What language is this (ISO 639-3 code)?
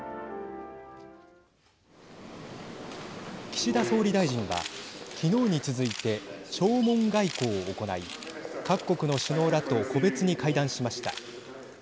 jpn